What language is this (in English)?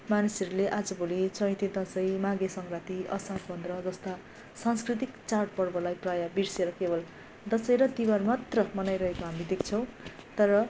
Nepali